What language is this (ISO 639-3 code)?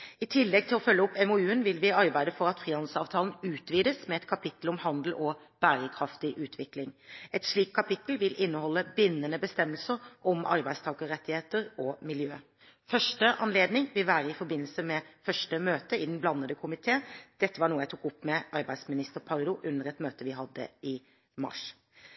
nob